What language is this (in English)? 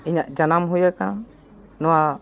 Santali